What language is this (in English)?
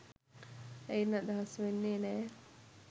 Sinhala